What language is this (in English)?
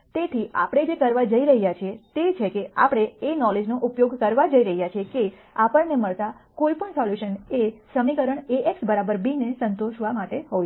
Gujarati